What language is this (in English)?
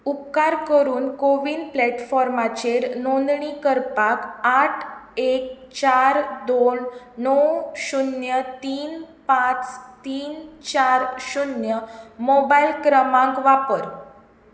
Konkani